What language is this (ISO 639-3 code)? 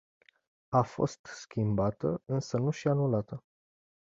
ron